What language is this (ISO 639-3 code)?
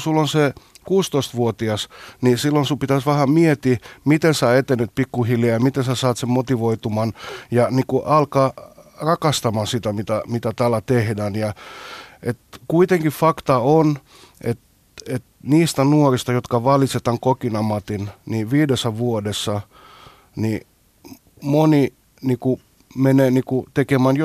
fin